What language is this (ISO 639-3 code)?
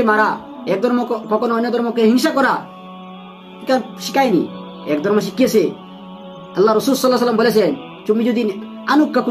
ara